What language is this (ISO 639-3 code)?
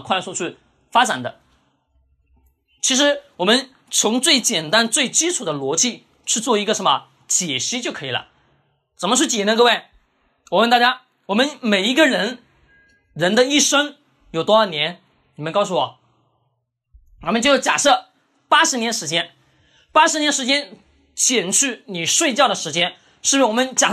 zho